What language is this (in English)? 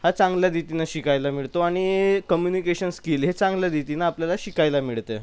Marathi